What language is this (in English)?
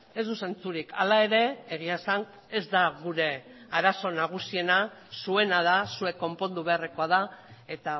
Basque